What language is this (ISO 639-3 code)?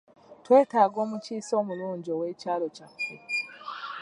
lug